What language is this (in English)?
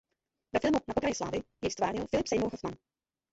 Czech